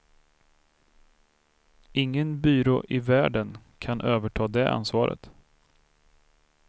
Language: Swedish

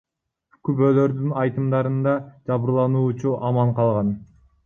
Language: Kyrgyz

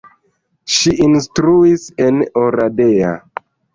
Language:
Esperanto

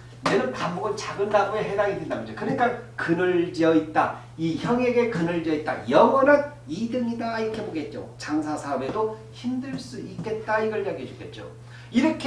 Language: Korean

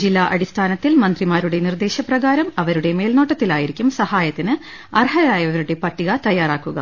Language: Malayalam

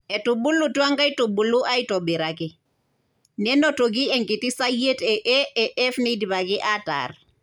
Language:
Masai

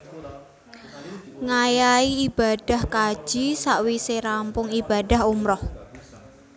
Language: Javanese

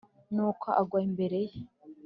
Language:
Kinyarwanda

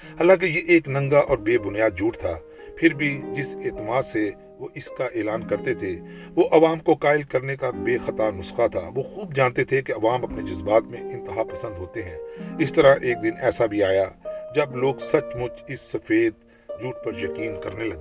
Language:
Urdu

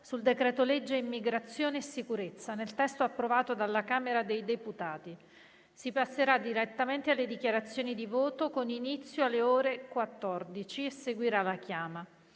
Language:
Italian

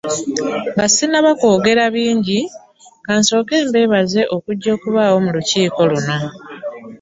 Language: Ganda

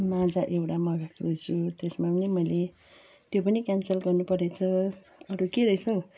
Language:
Nepali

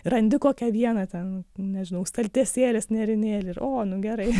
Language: Lithuanian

